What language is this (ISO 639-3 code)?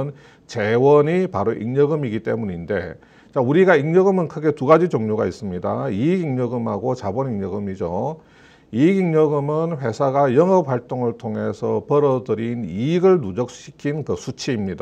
kor